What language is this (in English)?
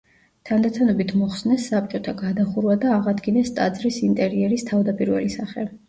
Georgian